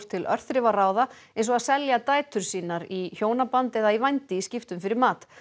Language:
Icelandic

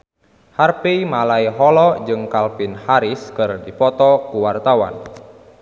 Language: Sundanese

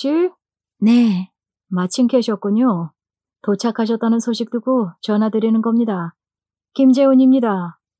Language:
Korean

